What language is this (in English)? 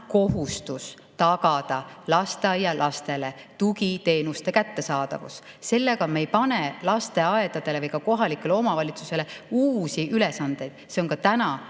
Estonian